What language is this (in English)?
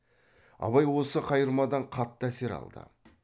Kazakh